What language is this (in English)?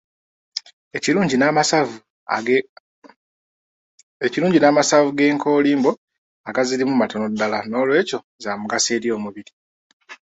Ganda